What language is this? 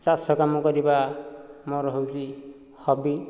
Odia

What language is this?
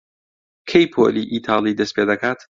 Central Kurdish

